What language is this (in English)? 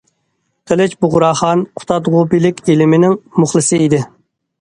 Uyghur